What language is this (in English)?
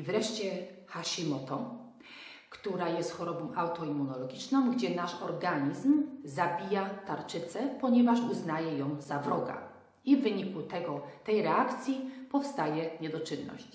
Polish